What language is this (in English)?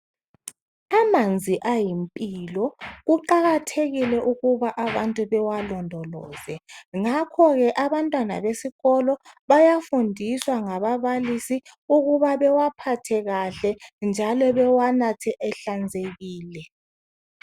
North Ndebele